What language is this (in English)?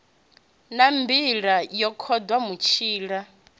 Venda